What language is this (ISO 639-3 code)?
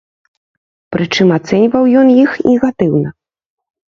bel